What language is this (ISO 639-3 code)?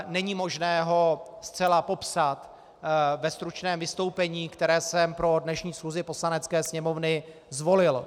ces